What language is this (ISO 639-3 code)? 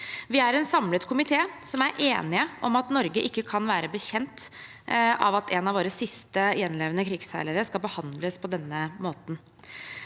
nor